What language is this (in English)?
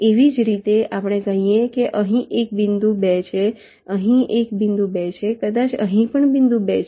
Gujarati